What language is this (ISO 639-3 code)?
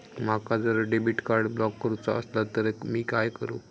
mar